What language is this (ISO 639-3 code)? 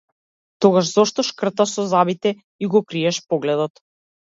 mkd